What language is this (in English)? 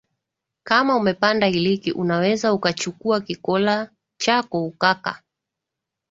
Swahili